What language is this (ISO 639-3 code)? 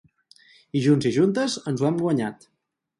cat